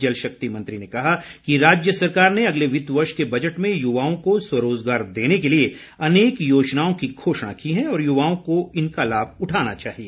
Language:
Hindi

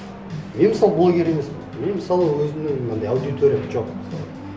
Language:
Kazakh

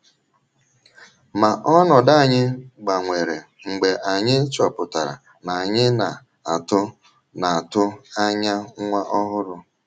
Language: Igbo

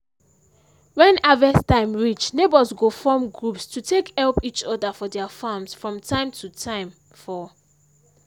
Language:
Nigerian Pidgin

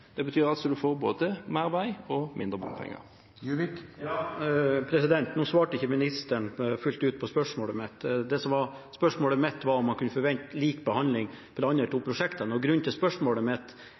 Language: Norwegian Bokmål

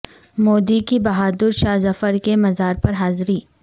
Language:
Urdu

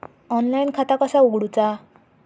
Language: Marathi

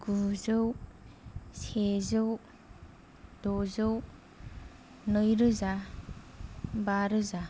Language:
Bodo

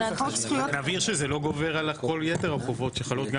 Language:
Hebrew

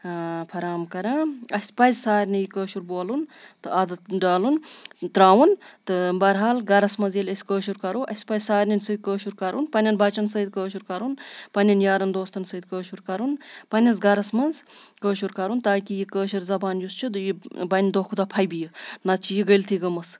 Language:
Kashmiri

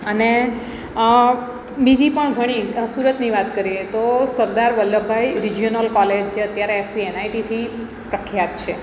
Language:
Gujarati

